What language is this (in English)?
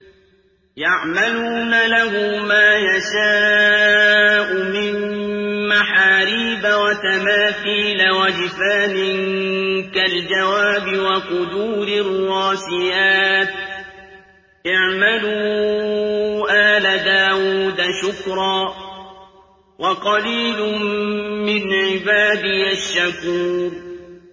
Arabic